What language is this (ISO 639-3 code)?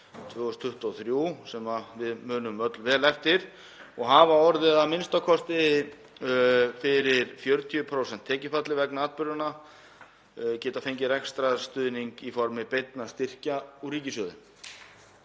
isl